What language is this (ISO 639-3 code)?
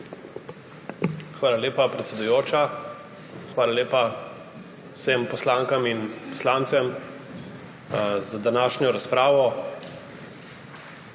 slv